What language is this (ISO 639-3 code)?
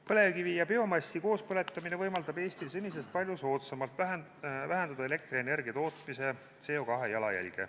est